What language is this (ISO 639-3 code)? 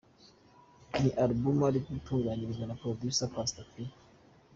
kin